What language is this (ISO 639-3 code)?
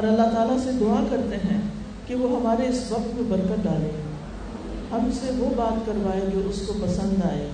urd